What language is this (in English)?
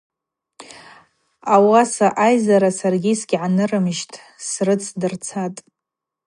Abaza